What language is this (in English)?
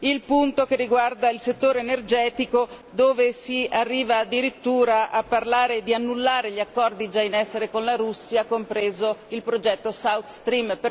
Italian